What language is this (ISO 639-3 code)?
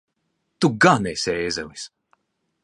lav